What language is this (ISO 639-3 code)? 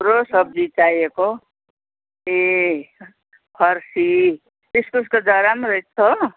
nep